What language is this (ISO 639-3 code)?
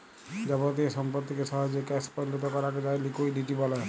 ben